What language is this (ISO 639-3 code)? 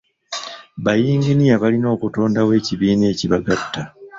lug